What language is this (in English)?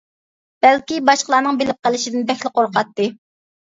Uyghur